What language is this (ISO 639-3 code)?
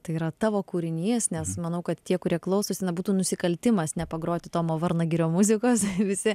lit